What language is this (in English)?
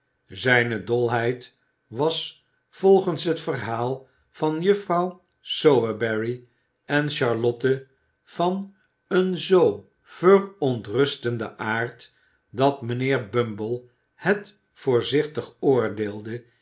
Dutch